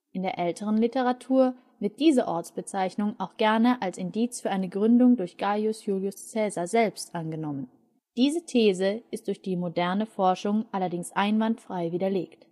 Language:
German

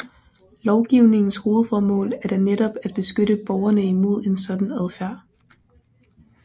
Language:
Danish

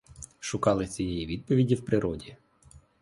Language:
Ukrainian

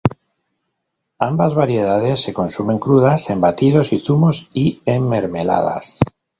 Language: Spanish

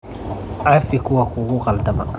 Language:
Somali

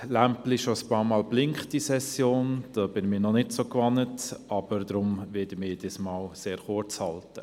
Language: Swiss German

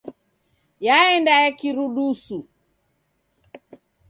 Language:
Taita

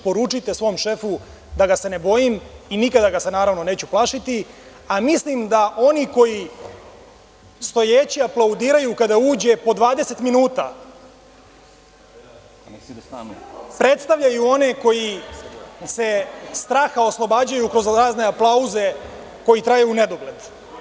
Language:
Serbian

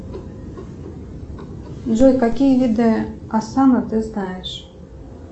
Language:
Russian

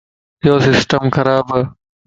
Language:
Lasi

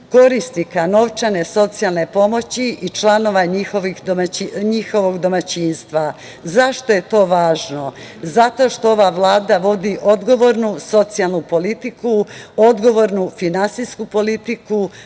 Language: Serbian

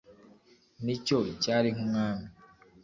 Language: Kinyarwanda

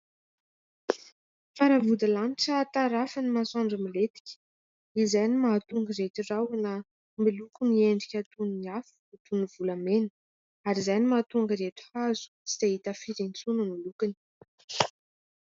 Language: Malagasy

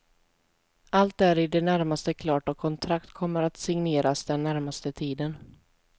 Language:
Swedish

